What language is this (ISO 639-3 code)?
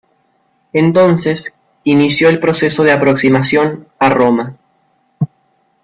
spa